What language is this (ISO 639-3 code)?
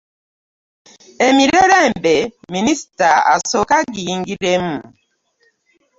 lug